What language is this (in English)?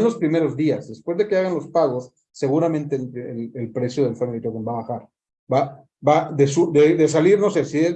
Spanish